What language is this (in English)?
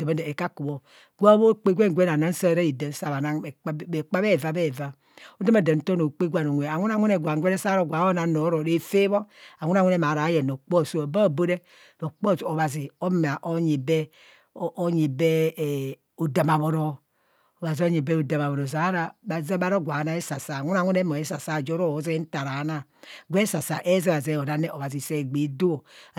Kohumono